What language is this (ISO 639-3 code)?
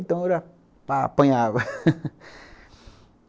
por